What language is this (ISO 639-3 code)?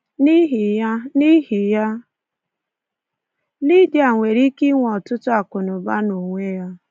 ibo